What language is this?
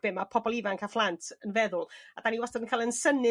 Welsh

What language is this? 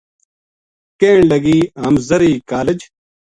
Gujari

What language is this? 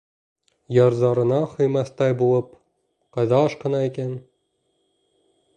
Bashkir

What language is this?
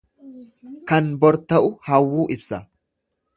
Oromo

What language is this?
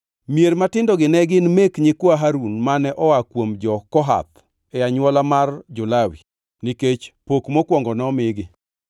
Luo (Kenya and Tanzania)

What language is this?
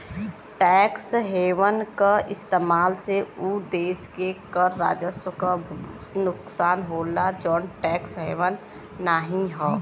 Bhojpuri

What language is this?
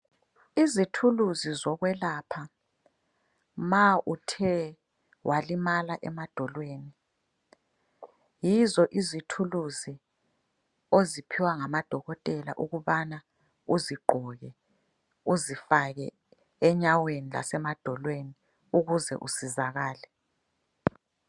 North Ndebele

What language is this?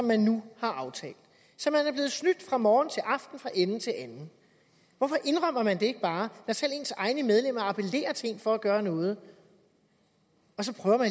Danish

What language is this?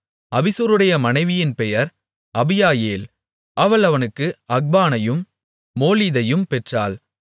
Tamil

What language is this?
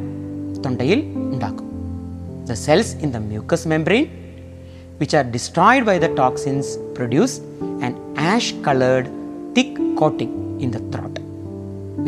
Malayalam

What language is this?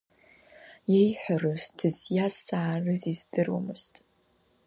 Abkhazian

